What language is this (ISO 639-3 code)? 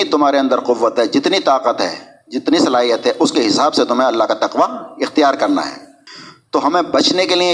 urd